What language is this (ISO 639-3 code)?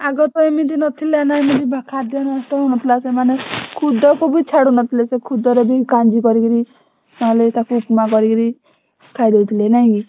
ori